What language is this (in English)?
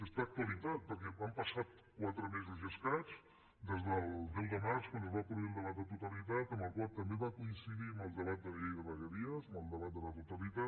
Catalan